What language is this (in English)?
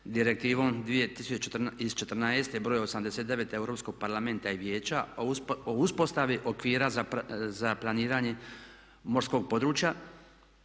Croatian